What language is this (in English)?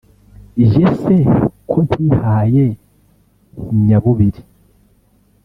Kinyarwanda